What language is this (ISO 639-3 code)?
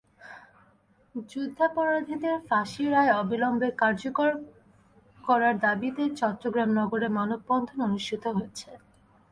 ben